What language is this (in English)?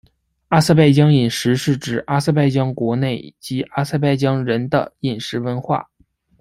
Chinese